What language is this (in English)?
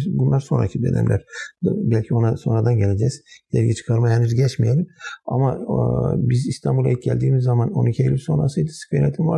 Turkish